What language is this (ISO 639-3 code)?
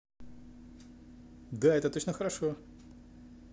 rus